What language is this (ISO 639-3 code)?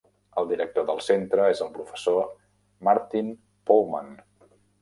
cat